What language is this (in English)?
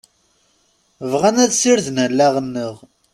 Kabyle